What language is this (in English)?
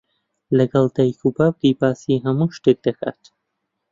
Central Kurdish